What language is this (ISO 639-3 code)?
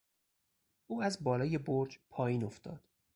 fas